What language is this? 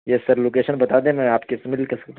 Urdu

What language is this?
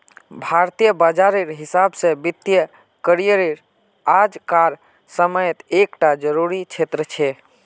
Magahi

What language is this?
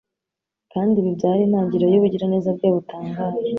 Kinyarwanda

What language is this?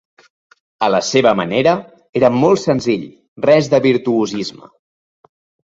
Catalan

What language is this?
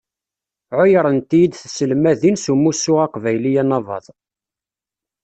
Kabyle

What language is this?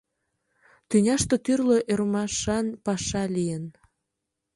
Mari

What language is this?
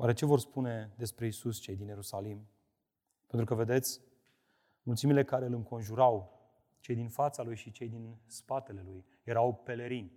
Romanian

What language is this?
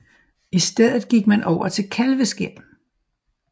Danish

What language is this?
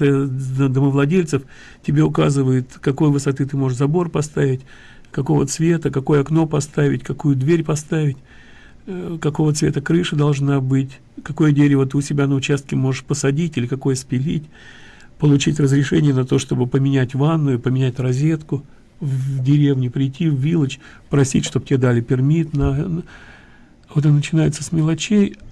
Russian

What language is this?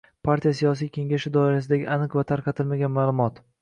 Uzbek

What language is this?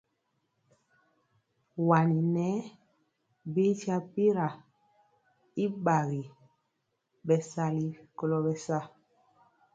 Mpiemo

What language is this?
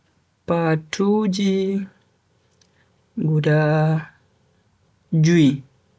Bagirmi Fulfulde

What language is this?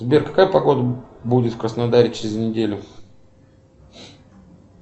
Russian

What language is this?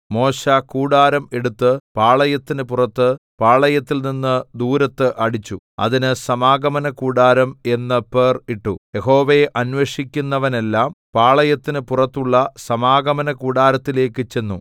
Malayalam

